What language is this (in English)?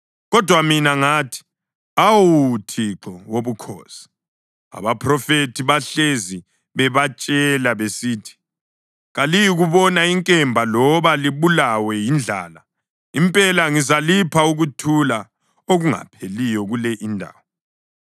North Ndebele